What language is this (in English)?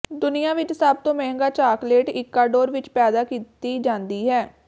Punjabi